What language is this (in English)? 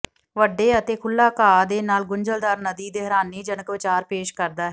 Punjabi